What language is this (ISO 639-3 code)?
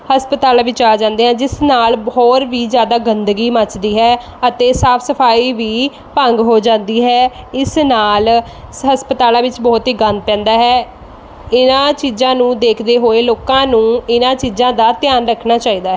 pan